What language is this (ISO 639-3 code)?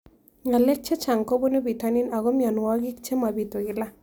kln